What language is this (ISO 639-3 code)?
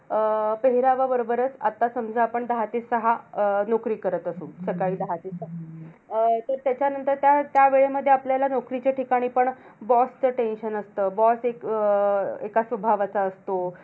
mar